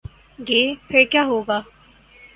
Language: Urdu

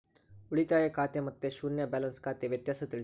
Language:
Kannada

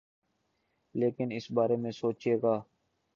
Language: Urdu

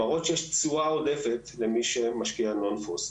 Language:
Hebrew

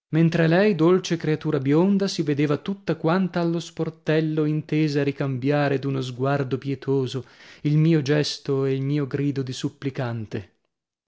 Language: Italian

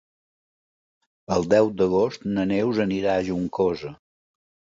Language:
Catalan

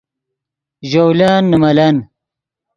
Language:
Yidgha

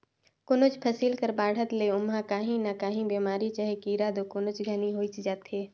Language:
Chhattisgarhi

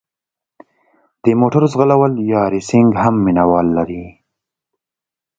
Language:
Pashto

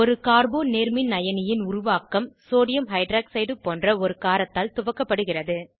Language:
Tamil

